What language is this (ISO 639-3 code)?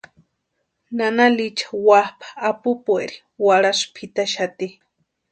pua